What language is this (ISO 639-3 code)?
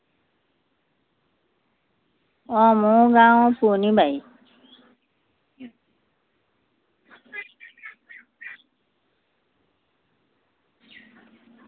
asm